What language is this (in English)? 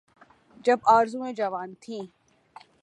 Urdu